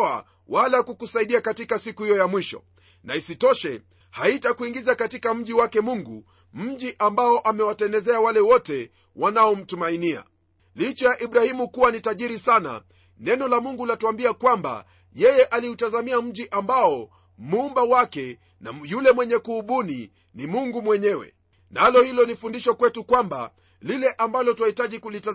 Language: Swahili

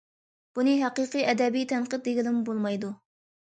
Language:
Uyghur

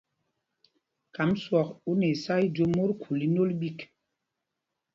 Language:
Mpumpong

